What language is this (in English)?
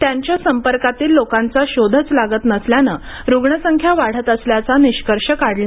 Marathi